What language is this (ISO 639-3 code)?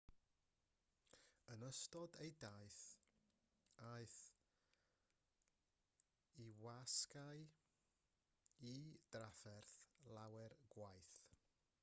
cym